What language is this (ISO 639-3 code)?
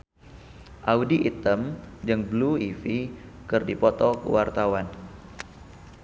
sun